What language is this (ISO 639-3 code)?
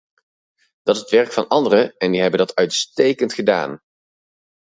nld